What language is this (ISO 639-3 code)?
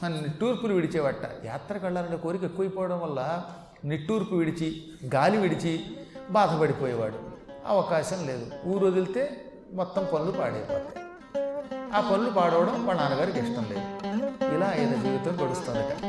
tel